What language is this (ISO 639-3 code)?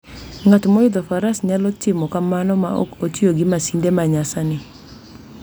luo